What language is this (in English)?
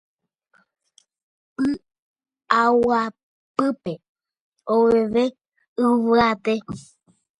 Guarani